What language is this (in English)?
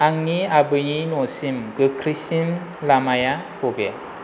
Bodo